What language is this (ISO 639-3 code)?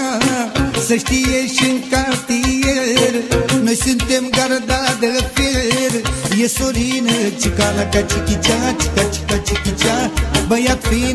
ron